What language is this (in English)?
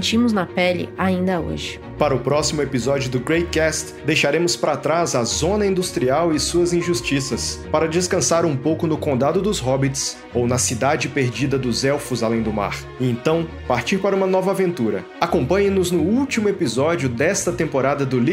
Portuguese